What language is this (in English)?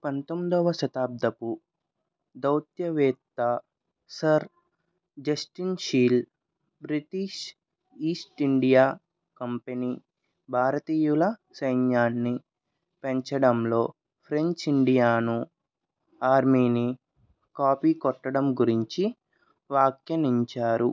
Telugu